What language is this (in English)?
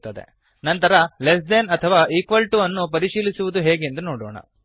Kannada